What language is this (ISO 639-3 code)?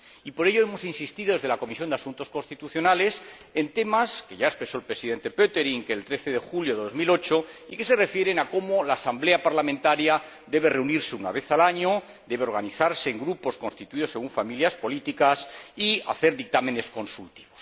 spa